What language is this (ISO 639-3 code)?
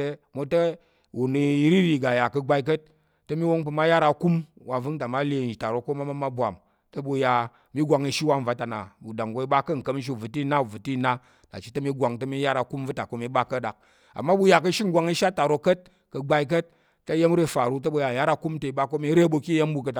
yer